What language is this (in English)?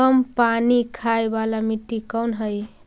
Magahi